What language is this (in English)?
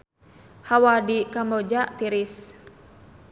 Sundanese